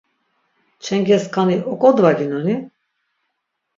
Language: Laz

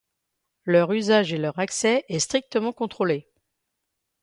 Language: French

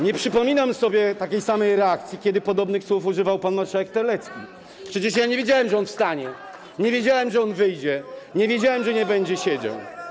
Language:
Polish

